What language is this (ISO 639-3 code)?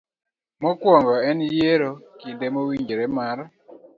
luo